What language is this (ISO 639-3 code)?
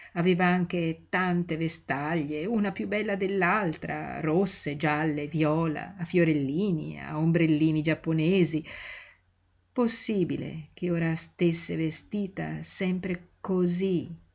ita